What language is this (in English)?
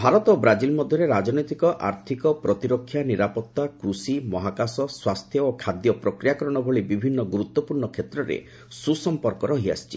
Odia